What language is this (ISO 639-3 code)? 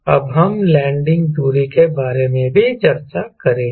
hin